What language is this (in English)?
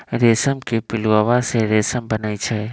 Magahi